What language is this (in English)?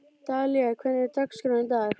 Icelandic